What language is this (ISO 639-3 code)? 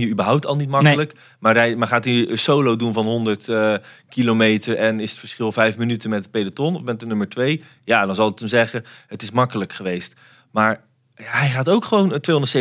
nld